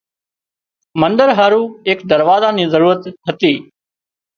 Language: Wadiyara Koli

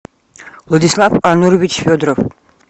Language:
Russian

